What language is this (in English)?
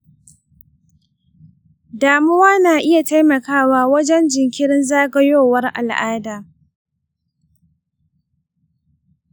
Hausa